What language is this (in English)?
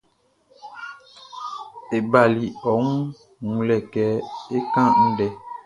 Baoulé